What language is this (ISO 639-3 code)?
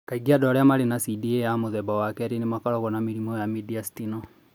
kik